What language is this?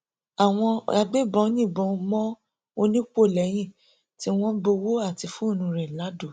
Yoruba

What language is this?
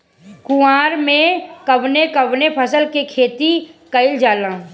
Bhojpuri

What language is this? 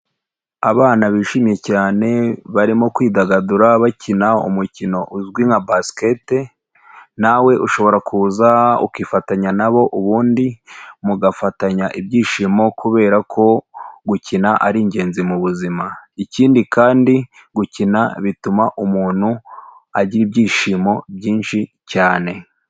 Kinyarwanda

